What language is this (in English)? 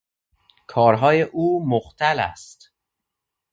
Persian